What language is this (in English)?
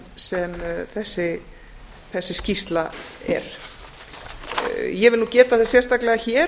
Icelandic